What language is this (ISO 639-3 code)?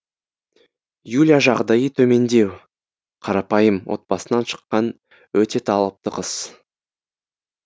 kaz